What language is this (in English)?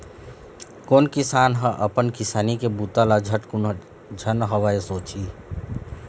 Chhattisgarhi